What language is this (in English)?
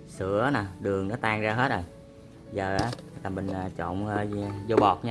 Vietnamese